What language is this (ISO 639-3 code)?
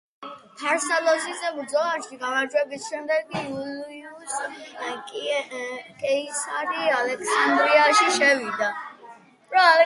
kat